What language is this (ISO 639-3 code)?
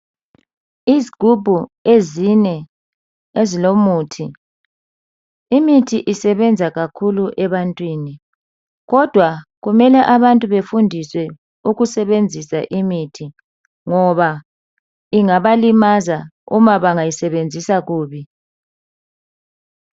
nde